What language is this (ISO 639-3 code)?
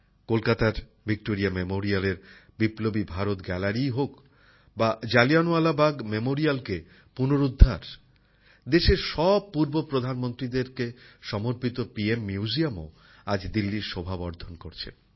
ben